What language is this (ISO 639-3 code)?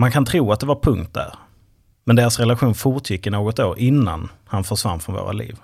swe